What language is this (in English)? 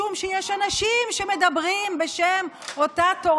Hebrew